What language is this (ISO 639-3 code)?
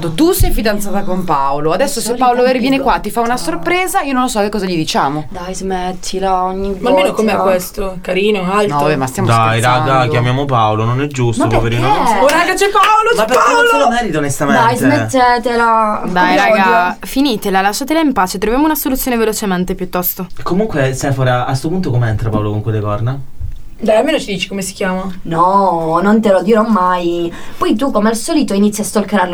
ita